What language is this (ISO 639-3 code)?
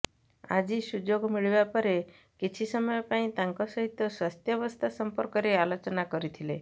ori